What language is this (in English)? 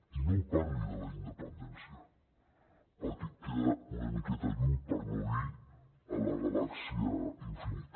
Catalan